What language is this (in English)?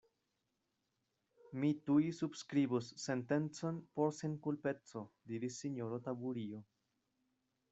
Esperanto